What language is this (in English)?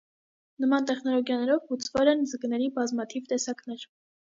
Armenian